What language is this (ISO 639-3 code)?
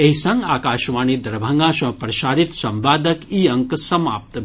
mai